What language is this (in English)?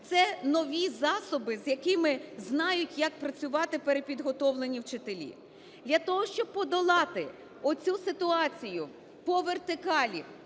Ukrainian